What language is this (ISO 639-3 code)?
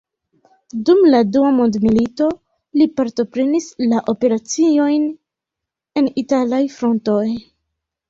epo